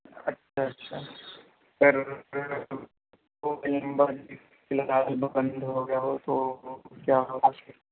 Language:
Urdu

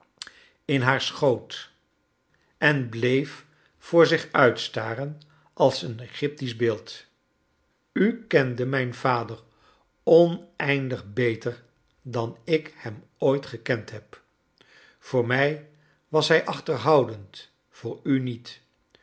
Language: Dutch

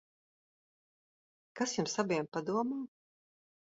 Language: Latvian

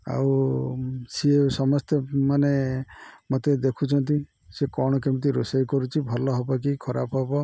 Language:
Odia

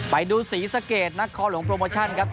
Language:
Thai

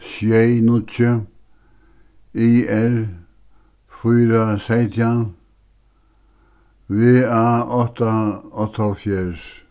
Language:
Faroese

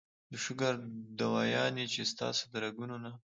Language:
Pashto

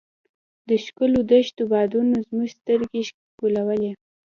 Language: Pashto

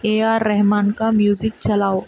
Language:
Urdu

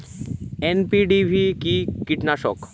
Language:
Bangla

